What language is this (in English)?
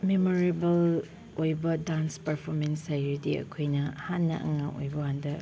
Manipuri